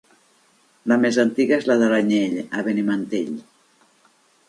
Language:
Catalan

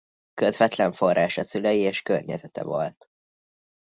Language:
Hungarian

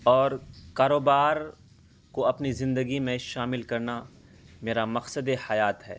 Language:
Urdu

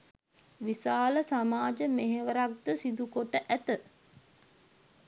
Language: Sinhala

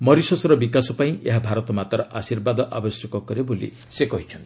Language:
Odia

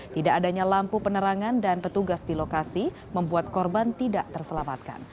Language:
Indonesian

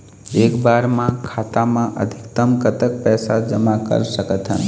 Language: Chhattisgarhi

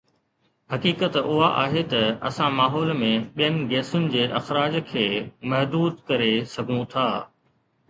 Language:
Sindhi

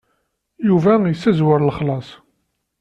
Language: Kabyle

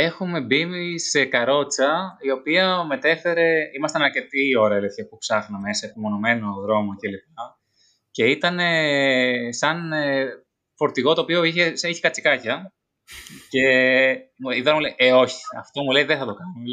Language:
Greek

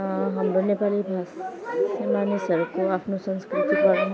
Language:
Nepali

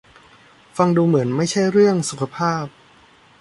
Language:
Thai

